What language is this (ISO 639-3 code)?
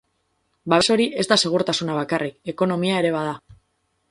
eus